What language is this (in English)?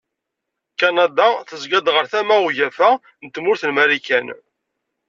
Kabyle